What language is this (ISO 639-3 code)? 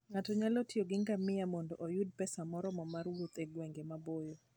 luo